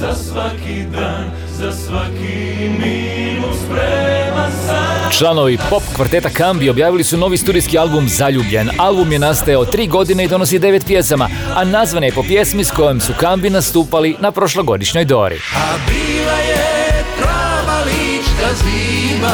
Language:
Croatian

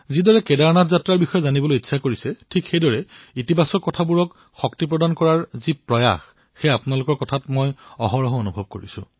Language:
Assamese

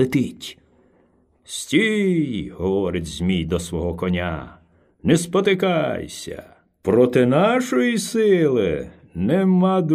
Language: Ukrainian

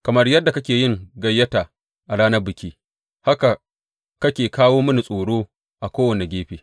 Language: Hausa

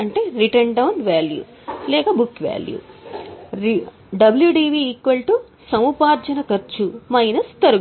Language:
Telugu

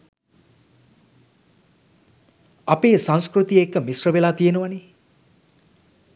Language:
Sinhala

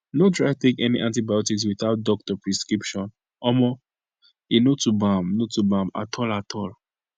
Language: Nigerian Pidgin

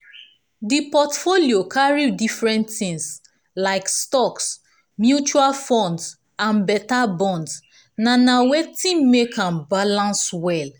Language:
Nigerian Pidgin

